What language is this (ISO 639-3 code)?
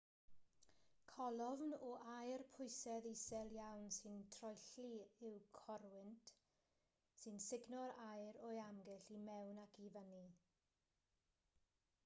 cym